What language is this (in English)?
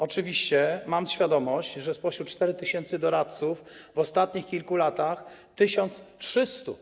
Polish